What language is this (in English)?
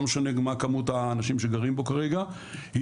Hebrew